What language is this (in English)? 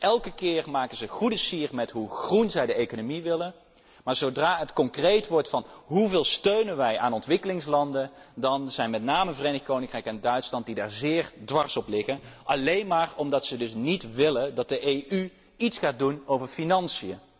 Dutch